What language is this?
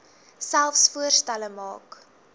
Afrikaans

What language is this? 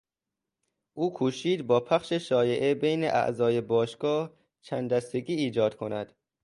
Persian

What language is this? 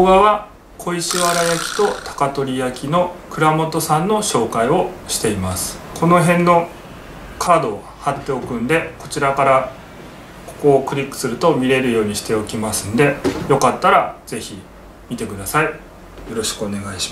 Japanese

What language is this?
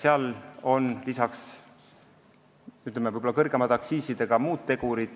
Estonian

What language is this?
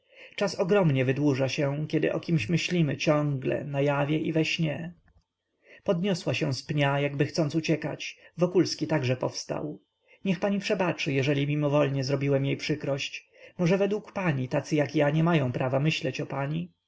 Polish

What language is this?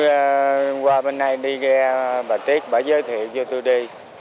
Vietnamese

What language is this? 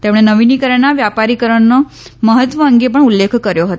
Gujarati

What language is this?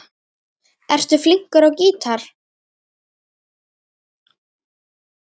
Icelandic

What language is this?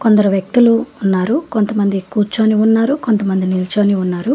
Telugu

